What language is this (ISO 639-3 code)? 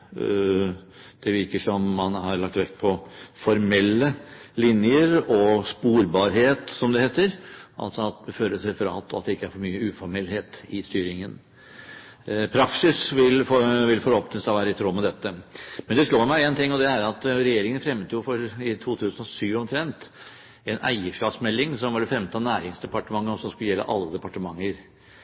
nob